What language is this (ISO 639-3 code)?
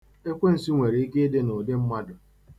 ibo